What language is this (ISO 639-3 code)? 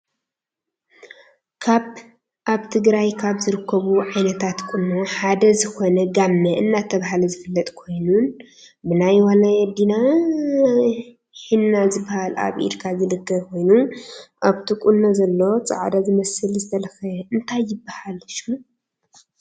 tir